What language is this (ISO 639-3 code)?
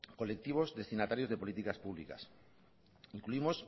spa